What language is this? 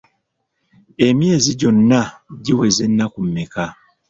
Ganda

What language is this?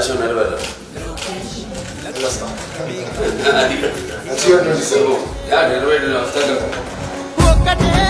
Arabic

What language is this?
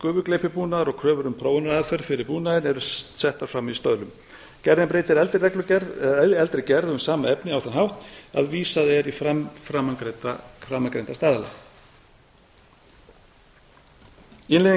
Icelandic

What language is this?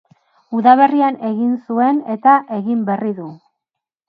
Basque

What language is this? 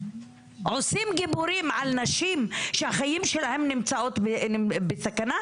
Hebrew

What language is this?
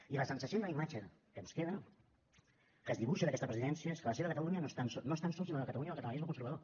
Catalan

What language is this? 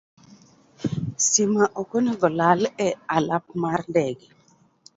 Luo (Kenya and Tanzania)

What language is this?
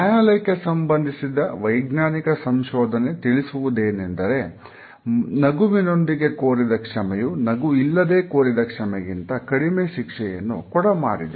Kannada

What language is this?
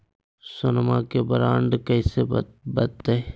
Magahi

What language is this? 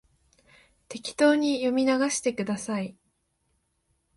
Japanese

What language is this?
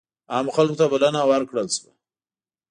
Pashto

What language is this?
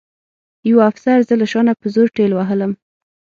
Pashto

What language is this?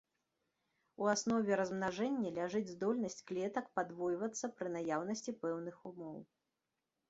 Belarusian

